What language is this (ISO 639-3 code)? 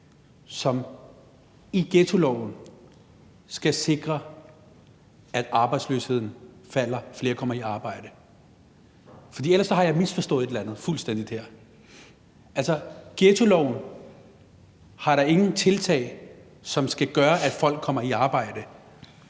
dan